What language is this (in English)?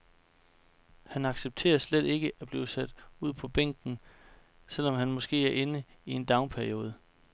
Danish